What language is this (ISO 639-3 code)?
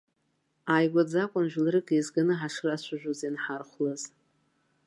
abk